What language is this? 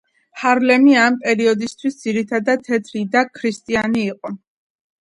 Georgian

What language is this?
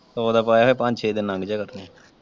Punjabi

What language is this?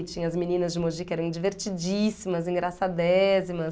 Portuguese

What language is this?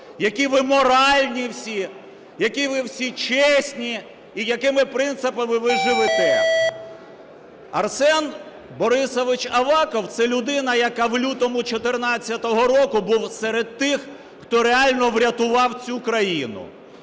Ukrainian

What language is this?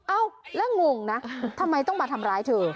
Thai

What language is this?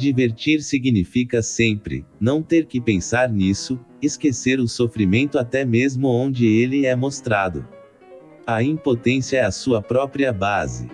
Portuguese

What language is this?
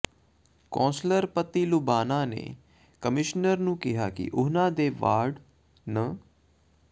Punjabi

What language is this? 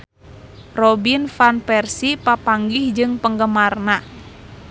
Sundanese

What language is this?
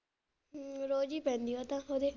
Punjabi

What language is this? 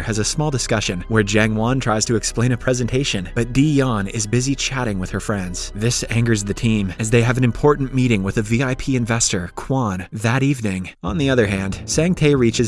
English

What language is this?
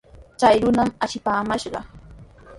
Sihuas Ancash Quechua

